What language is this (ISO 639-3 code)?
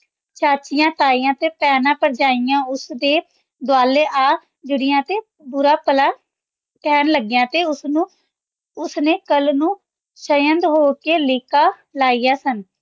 pan